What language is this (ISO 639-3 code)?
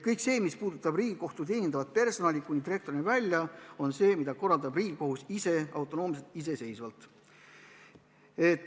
est